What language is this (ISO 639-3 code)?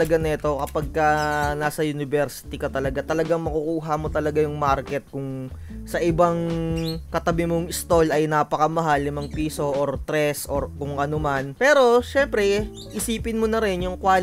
fil